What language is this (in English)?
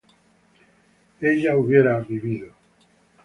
Spanish